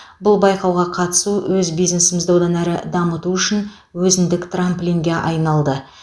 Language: Kazakh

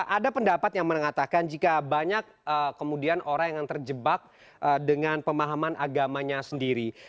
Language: Indonesian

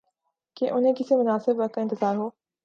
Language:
Urdu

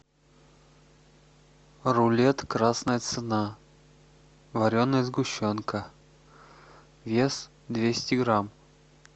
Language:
Russian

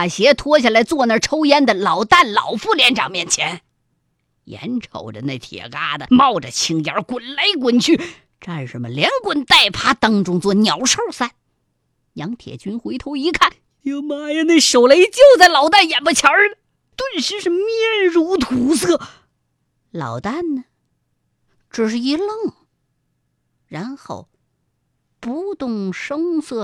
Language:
Chinese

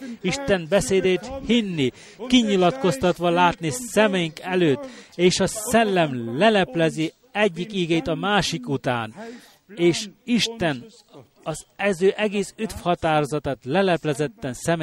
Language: Hungarian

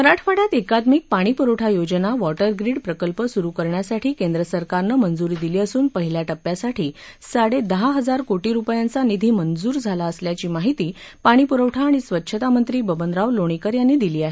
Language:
Marathi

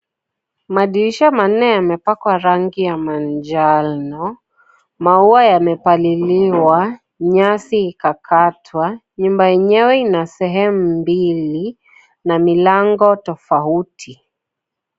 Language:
Swahili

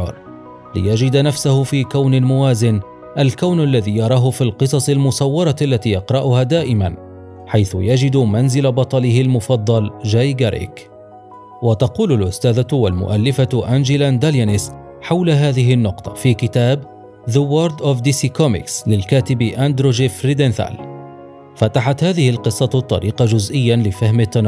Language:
Arabic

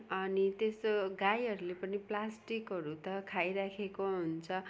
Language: Nepali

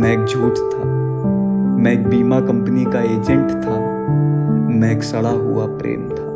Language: Hindi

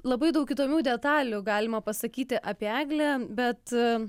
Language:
Lithuanian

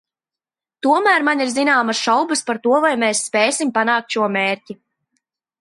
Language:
Latvian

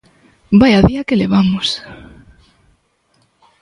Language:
Galician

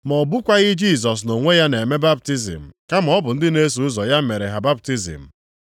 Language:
Igbo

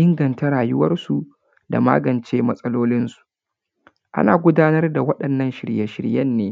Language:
Hausa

